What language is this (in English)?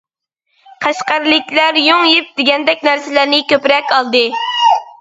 Uyghur